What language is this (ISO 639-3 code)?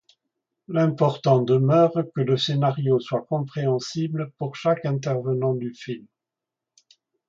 fra